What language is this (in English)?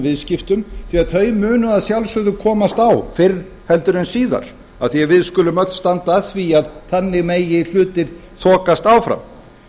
Icelandic